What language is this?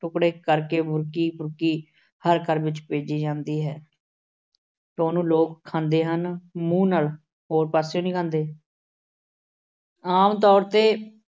Punjabi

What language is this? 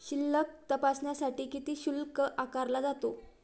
Marathi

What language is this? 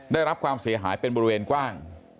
Thai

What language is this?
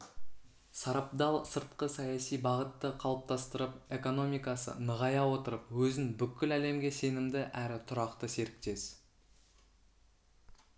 Kazakh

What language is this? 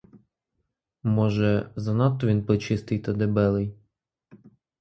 Ukrainian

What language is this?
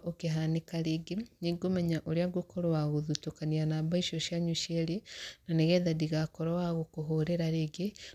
Kikuyu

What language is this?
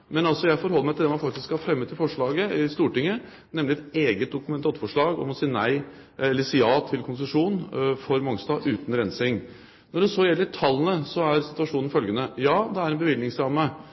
Norwegian Bokmål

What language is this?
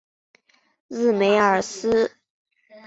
Chinese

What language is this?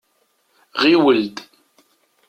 Kabyle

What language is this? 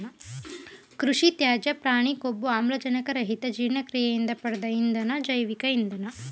Kannada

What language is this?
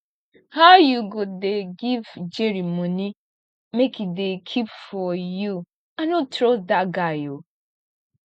Nigerian Pidgin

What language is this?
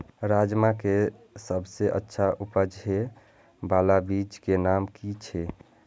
Maithili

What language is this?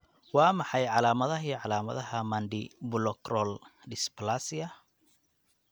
Somali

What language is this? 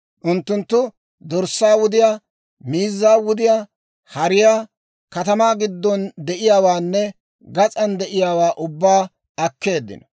Dawro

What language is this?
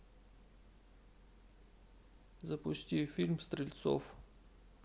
Russian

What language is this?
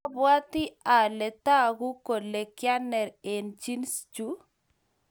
Kalenjin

